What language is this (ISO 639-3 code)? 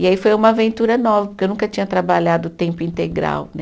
por